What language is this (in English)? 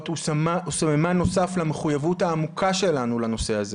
Hebrew